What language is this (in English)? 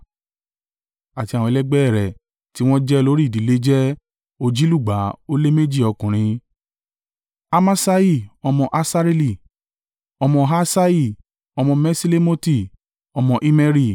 Yoruba